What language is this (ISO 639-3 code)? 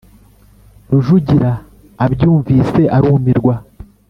kin